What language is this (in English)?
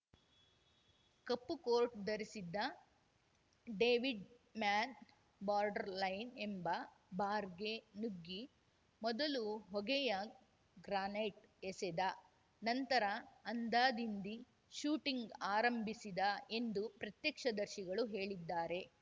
Kannada